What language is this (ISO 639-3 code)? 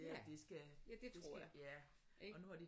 dan